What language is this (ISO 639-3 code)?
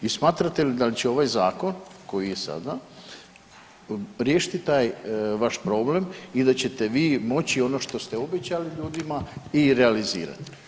hrv